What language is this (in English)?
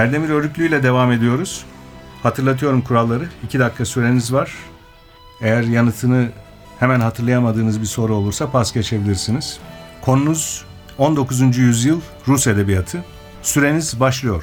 Turkish